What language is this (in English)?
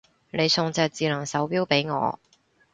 Cantonese